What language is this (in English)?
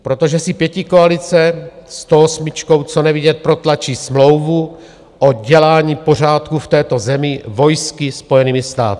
Czech